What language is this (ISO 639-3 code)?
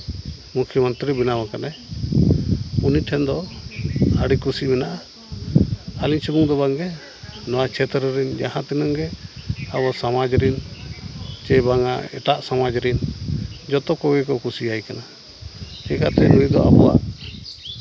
sat